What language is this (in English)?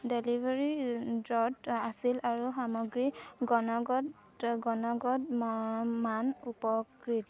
Assamese